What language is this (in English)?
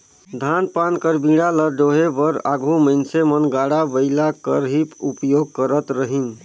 Chhattisgarhi